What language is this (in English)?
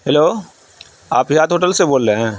Urdu